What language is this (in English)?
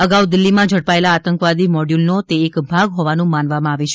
Gujarati